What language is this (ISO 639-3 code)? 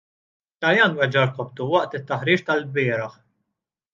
mlt